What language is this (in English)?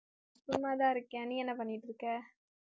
Tamil